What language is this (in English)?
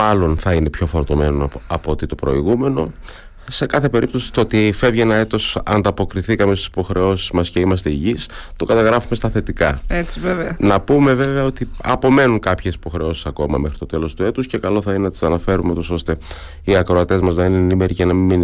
Greek